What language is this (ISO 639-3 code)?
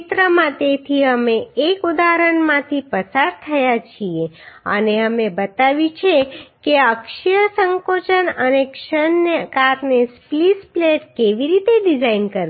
guj